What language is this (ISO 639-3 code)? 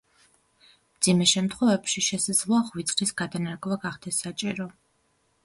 kat